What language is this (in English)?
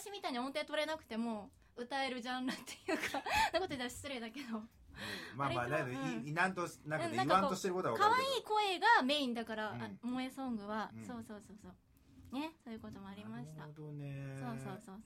Japanese